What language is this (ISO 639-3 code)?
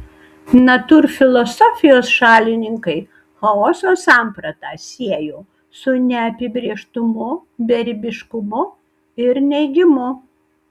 lit